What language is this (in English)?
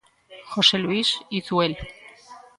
Galician